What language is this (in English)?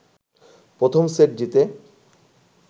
Bangla